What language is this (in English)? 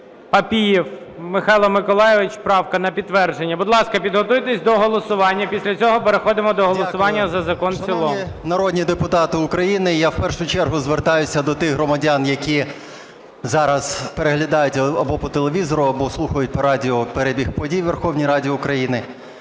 Ukrainian